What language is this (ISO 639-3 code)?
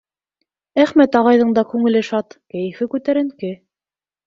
bak